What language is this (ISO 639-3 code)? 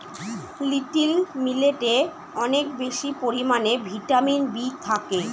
ben